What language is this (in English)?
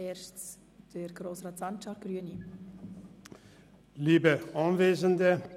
Swiss German